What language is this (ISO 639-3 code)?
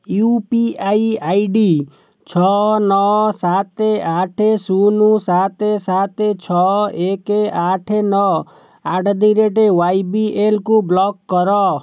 ori